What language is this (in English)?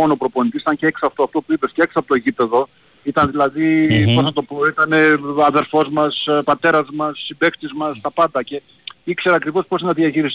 Greek